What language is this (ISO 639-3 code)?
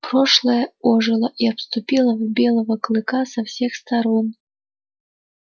rus